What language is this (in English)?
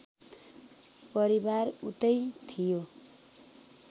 Nepali